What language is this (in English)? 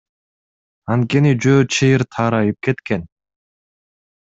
Kyrgyz